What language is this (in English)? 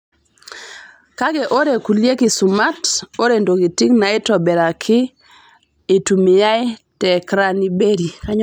Masai